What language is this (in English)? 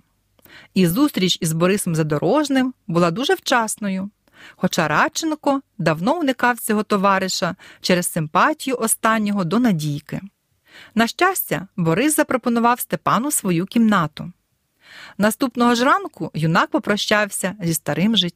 Ukrainian